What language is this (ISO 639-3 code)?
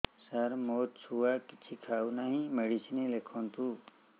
ori